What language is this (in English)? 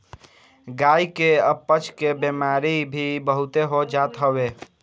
Bhojpuri